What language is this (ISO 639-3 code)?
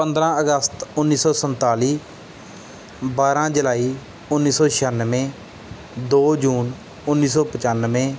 pan